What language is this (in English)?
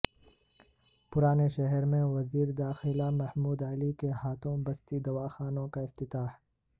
Urdu